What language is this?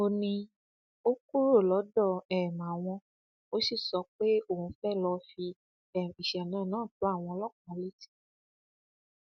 Yoruba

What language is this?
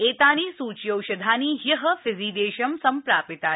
Sanskrit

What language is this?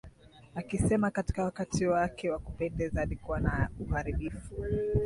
Swahili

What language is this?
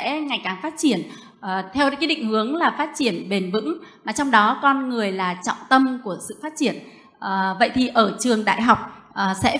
Vietnamese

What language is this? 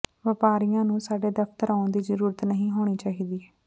Punjabi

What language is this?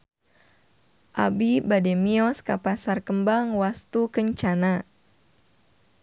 Sundanese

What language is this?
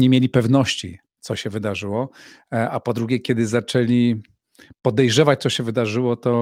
Polish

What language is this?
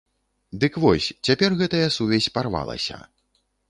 Belarusian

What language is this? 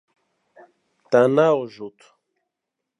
Kurdish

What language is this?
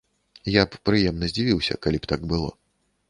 Belarusian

